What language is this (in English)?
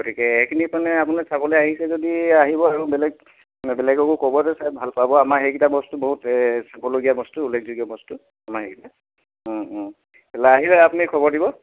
Assamese